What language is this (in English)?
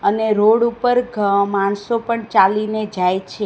Gujarati